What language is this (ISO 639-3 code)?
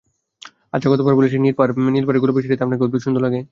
ben